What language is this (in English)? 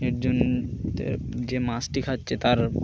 Bangla